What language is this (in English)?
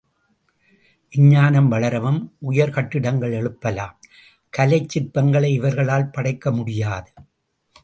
Tamil